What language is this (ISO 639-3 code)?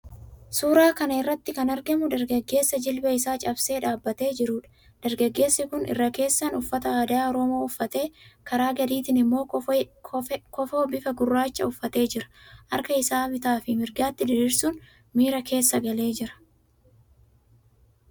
orm